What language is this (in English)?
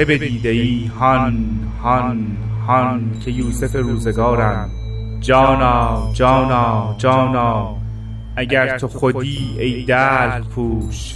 Persian